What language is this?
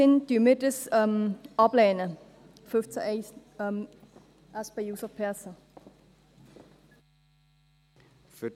Swiss German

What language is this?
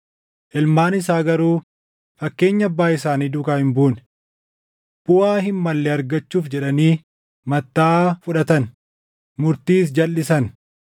Oromo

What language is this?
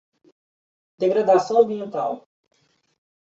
Portuguese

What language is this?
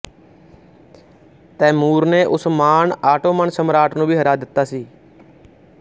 Punjabi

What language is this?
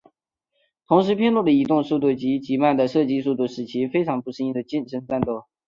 Chinese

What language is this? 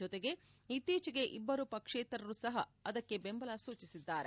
Kannada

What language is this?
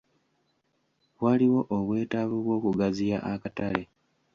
Ganda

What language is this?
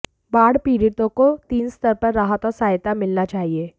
Hindi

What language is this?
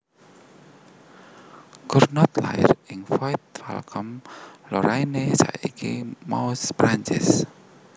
Javanese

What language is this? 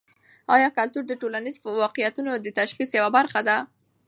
Pashto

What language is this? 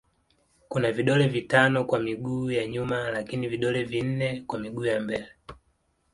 Swahili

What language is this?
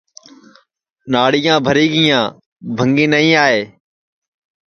Sansi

